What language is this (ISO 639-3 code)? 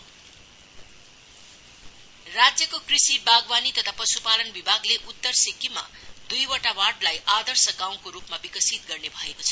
nep